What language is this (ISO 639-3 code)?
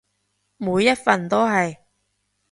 yue